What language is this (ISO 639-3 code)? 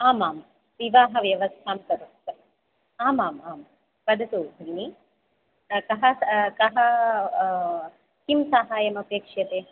san